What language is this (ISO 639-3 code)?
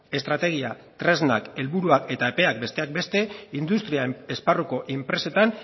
eus